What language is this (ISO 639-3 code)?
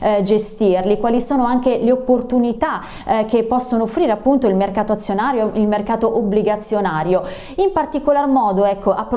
ita